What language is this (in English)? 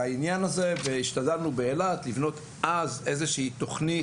Hebrew